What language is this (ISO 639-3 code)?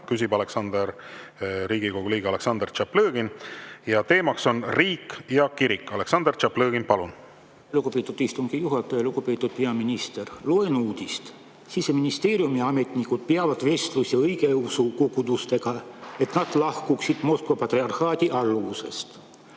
est